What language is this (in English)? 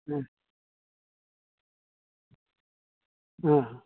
Santali